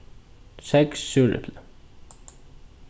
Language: Faroese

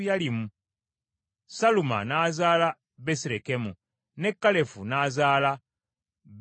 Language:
Ganda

